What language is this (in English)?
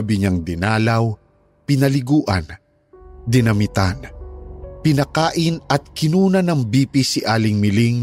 Filipino